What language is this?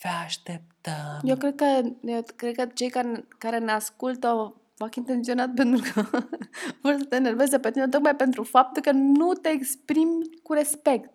Romanian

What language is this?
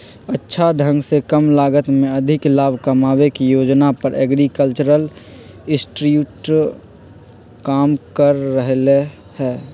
Magahi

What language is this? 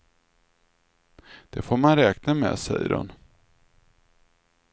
Swedish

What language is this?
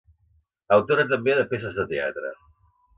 Catalan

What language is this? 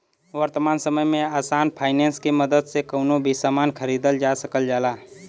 Bhojpuri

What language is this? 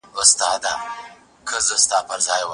Pashto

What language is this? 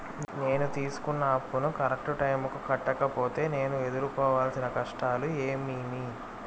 Telugu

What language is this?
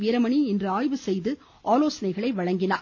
Tamil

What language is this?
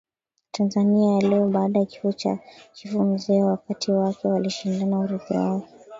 Swahili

